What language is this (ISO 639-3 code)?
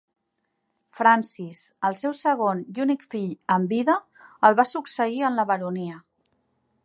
cat